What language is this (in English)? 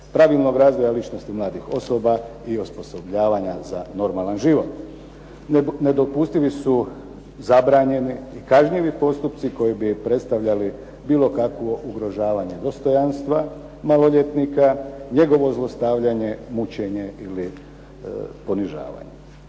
Croatian